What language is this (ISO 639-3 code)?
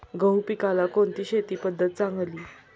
mar